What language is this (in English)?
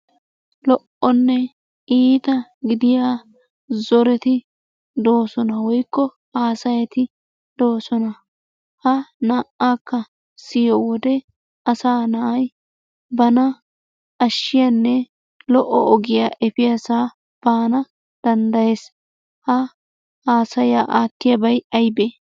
Wolaytta